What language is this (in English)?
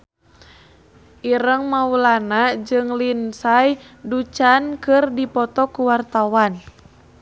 Sundanese